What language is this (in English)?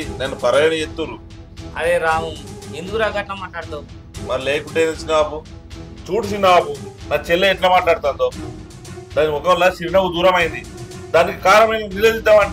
Telugu